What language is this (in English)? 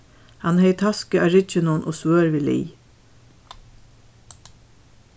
Faroese